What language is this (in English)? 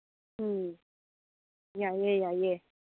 Manipuri